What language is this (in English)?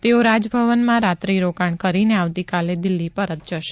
Gujarati